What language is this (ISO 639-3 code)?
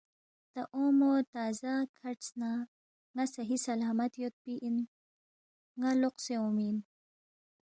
bft